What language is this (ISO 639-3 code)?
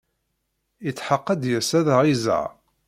kab